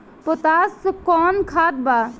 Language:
Bhojpuri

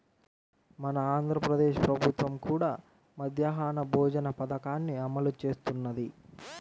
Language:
Telugu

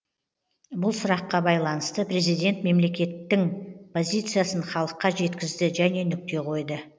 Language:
Kazakh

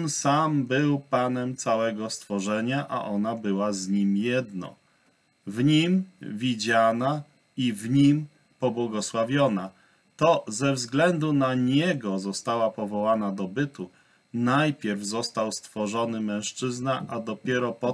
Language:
Polish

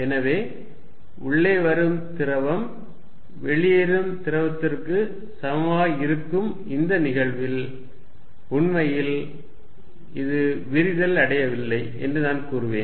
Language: Tamil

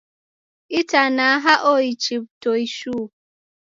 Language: Taita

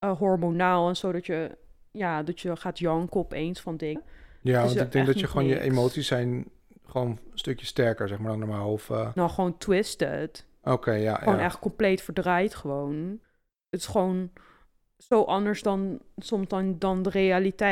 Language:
Dutch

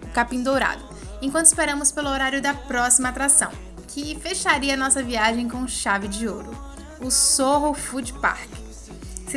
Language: Portuguese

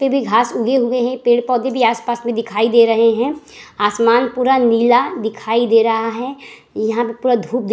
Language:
Hindi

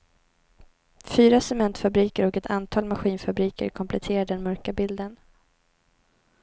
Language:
Swedish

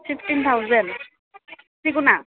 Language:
Bodo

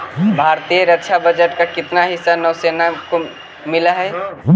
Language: Magahi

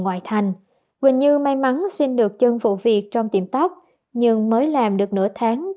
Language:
Vietnamese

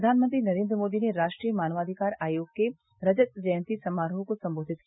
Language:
Hindi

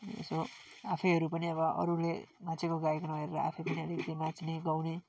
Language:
Nepali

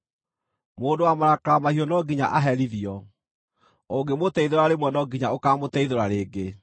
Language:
Kikuyu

